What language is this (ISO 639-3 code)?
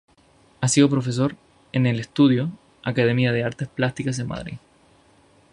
spa